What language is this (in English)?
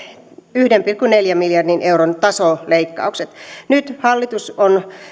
Finnish